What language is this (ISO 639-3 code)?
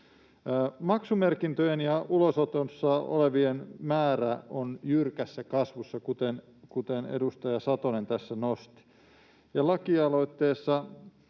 fin